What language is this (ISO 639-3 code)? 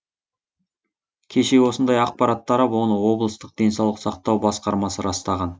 kaz